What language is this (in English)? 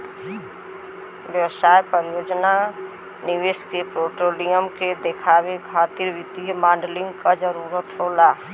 Bhojpuri